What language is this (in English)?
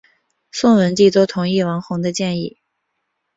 Chinese